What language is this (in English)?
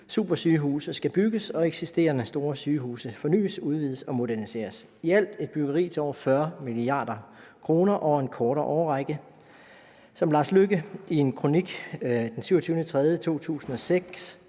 Danish